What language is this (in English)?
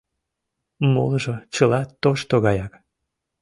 Mari